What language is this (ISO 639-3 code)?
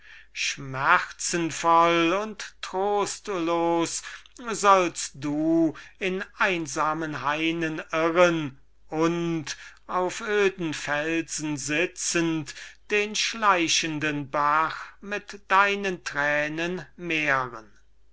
deu